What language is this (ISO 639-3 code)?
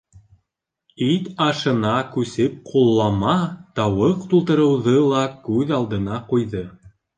bak